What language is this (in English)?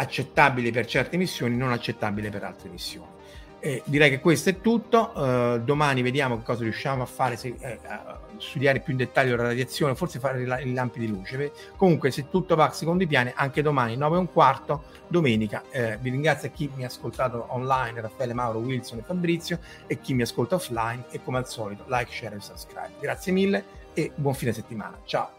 Italian